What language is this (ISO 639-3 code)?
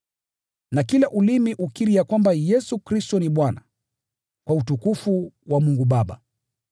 swa